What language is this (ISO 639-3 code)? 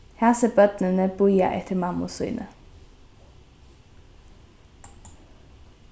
fao